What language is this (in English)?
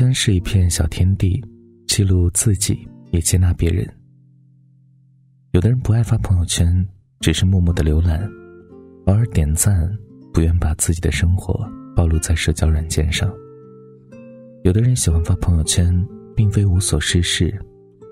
Chinese